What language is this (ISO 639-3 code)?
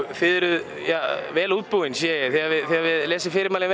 isl